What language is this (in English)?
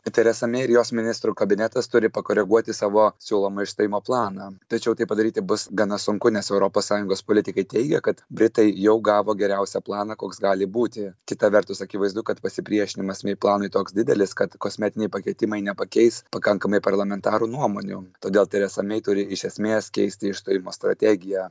Lithuanian